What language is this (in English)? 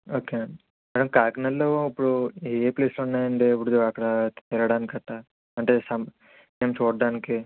Telugu